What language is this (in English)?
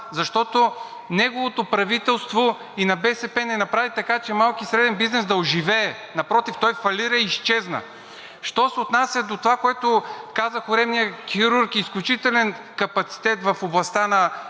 Bulgarian